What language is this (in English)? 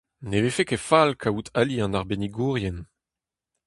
Breton